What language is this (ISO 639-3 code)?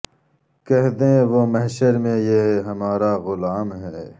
urd